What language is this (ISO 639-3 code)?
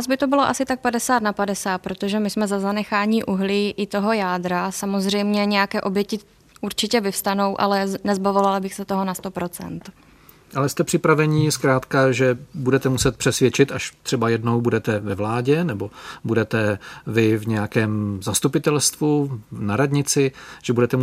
ces